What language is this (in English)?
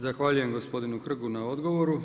Croatian